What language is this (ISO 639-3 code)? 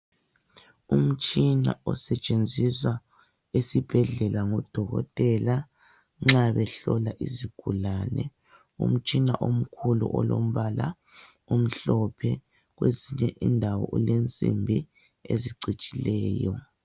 nde